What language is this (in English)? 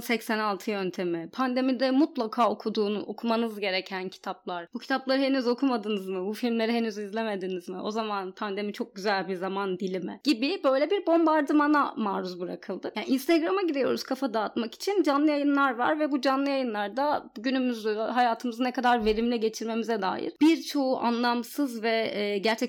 Turkish